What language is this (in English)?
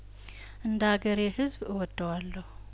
Amharic